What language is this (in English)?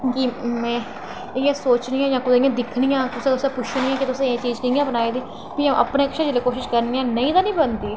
Dogri